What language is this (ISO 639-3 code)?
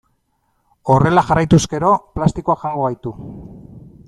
eus